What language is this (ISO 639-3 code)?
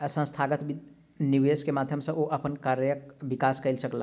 mai